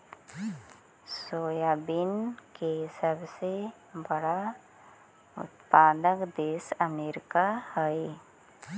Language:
Magahi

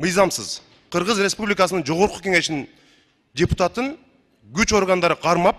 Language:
Turkish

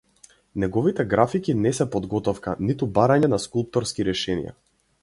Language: Macedonian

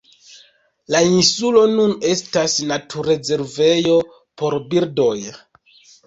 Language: Esperanto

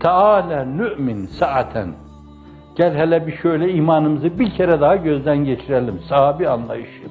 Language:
Turkish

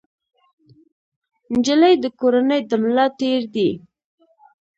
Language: Pashto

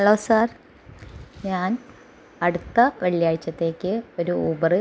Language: Malayalam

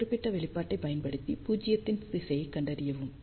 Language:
Tamil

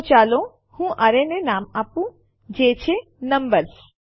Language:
Gujarati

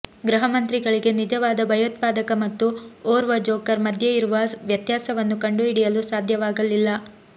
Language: Kannada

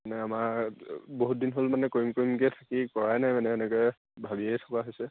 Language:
Assamese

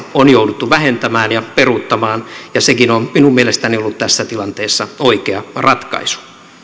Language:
Finnish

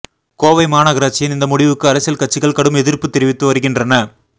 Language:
Tamil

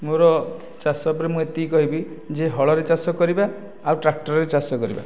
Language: Odia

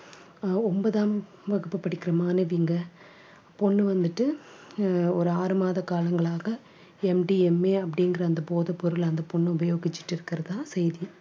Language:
Tamil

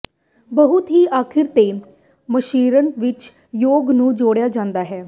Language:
Punjabi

